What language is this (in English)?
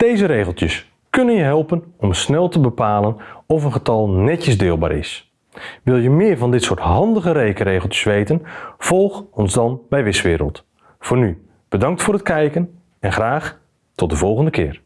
Dutch